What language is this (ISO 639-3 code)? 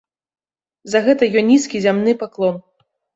bel